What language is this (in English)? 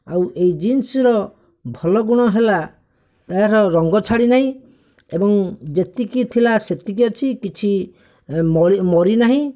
Odia